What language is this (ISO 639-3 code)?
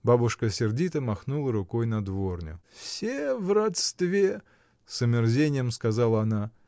rus